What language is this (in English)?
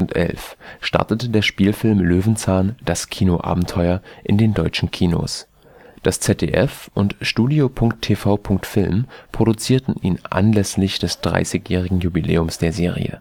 German